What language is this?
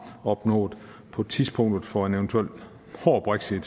Danish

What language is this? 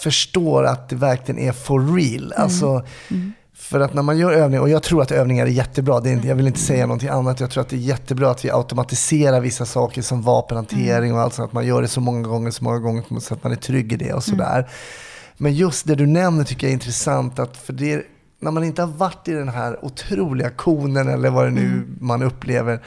Swedish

